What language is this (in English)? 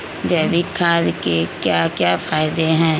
Magahi